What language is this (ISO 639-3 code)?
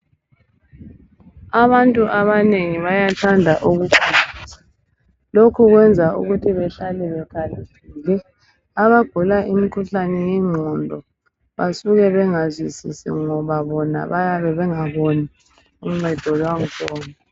nde